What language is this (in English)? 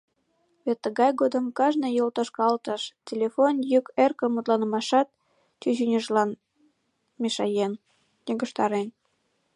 Mari